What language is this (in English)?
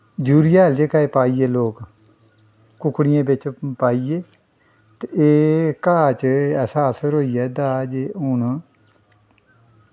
Dogri